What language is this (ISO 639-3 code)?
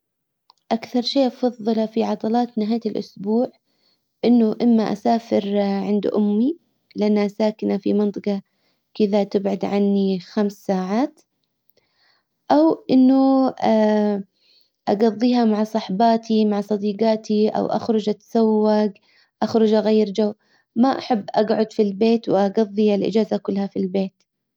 acw